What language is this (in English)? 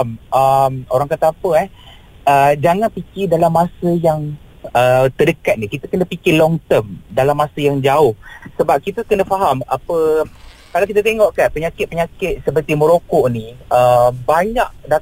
Malay